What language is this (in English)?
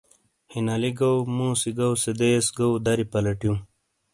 Shina